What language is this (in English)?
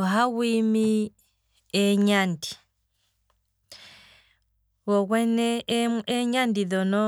Kwambi